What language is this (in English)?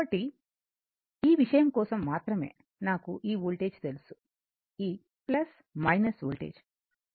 Telugu